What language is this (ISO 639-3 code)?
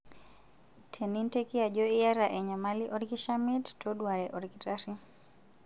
mas